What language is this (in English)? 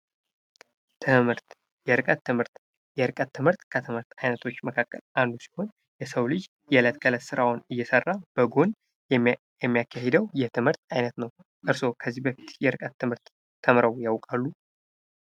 Amharic